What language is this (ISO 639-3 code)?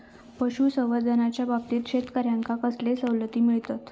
mar